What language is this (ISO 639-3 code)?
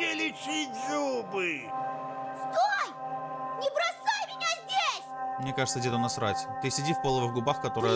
rus